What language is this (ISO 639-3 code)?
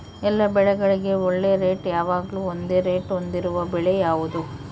kan